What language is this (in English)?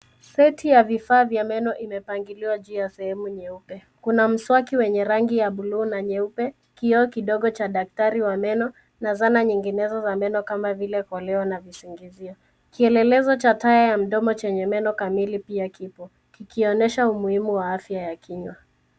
Swahili